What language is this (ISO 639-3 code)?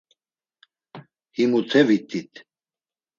lzz